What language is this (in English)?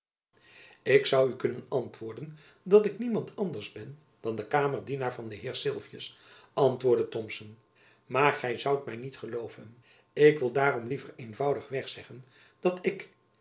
Dutch